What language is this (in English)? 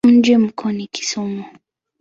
Swahili